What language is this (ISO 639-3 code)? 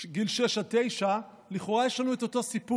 heb